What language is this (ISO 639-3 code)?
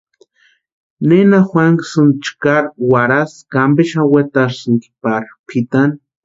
pua